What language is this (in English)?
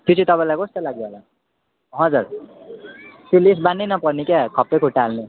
Nepali